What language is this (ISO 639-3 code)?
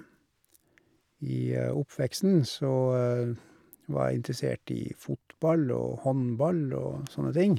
nor